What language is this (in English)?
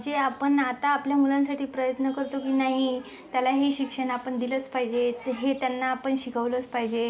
Marathi